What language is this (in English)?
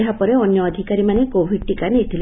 Odia